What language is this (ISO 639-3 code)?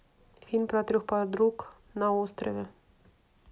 rus